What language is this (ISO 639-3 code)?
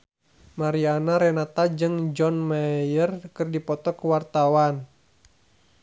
sun